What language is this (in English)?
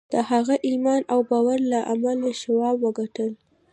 Pashto